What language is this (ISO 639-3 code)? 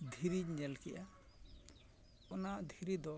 sat